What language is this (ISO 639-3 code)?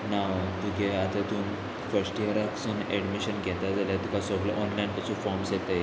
kok